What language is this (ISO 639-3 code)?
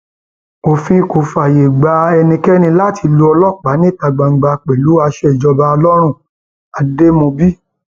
yor